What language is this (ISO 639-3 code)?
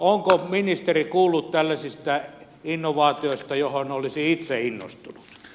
fin